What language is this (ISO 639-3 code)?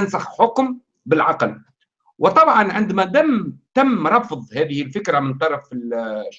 ara